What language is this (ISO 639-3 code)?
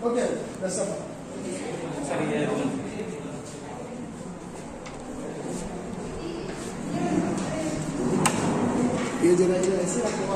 ara